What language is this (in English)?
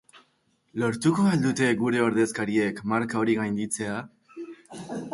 Basque